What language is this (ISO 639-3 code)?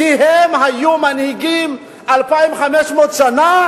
heb